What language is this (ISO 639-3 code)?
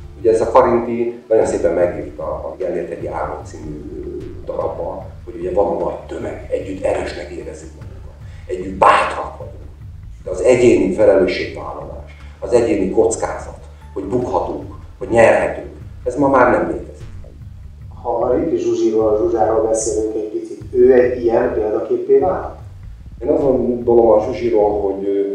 hun